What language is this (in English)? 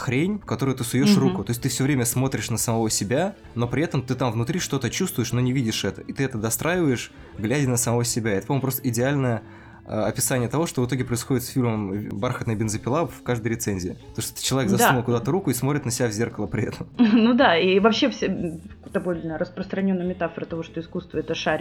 Russian